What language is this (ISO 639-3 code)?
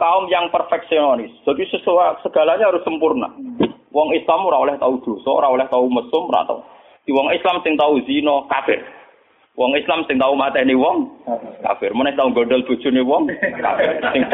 msa